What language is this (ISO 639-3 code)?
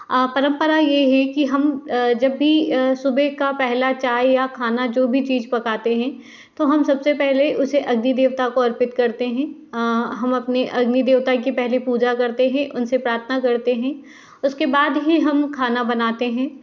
hin